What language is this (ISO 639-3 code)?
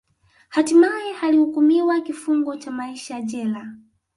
swa